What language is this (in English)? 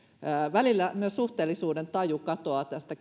Finnish